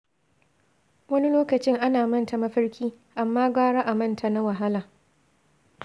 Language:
Hausa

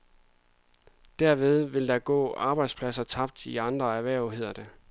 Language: Danish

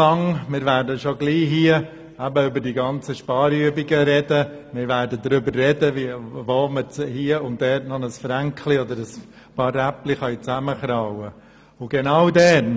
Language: Swiss German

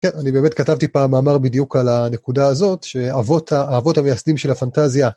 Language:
Hebrew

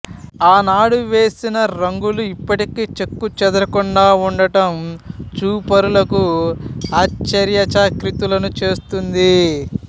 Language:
Telugu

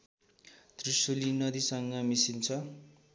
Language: Nepali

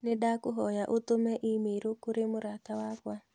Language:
Kikuyu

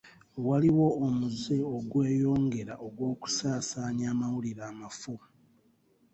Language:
Ganda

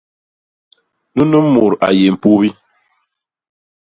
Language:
Basaa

